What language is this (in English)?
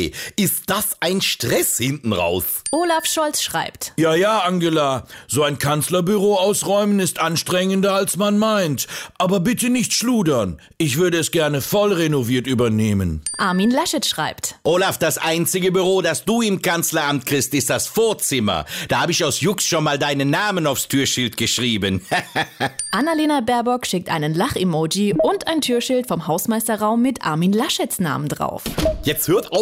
German